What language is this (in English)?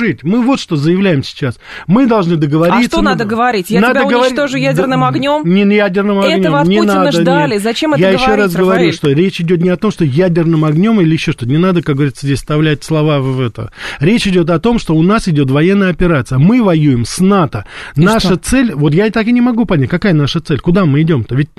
Russian